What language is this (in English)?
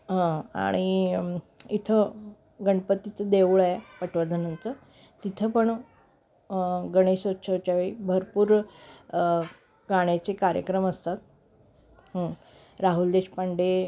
Marathi